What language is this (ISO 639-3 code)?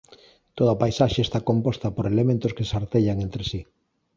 glg